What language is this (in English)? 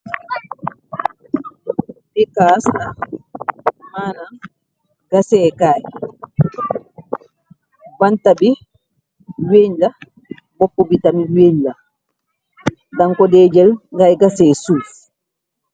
Wolof